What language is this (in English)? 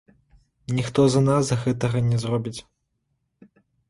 Belarusian